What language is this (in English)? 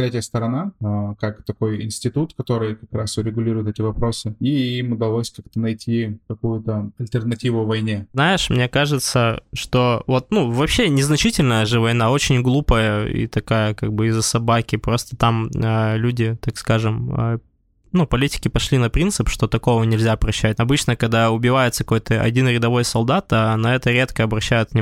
Russian